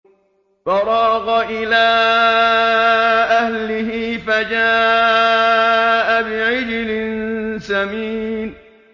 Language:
Arabic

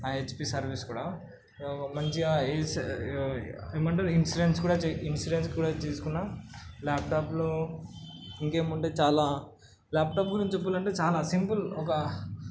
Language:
Telugu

